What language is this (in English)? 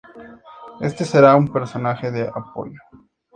Spanish